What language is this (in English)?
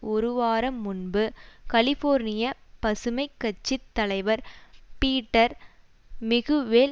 Tamil